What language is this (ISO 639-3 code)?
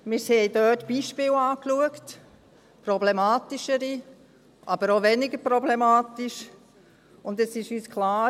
gsw